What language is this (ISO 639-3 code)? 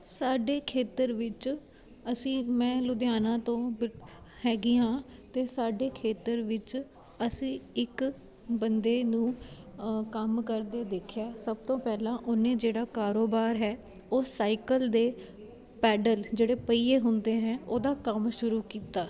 pan